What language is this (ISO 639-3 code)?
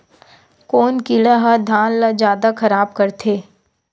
hne